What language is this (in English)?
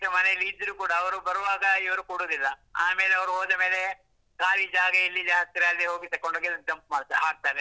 Kannada